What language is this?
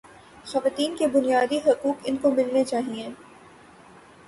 Urdu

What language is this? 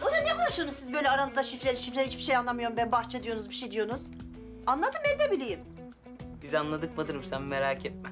Turkish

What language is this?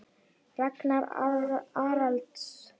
Icelandic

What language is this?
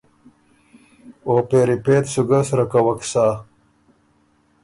Ormuri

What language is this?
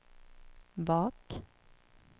Swedish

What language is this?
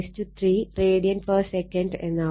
Malayalam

